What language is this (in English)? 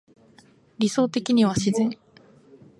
Japanese